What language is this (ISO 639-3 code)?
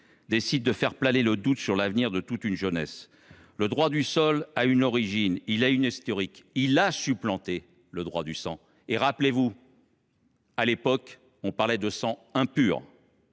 fra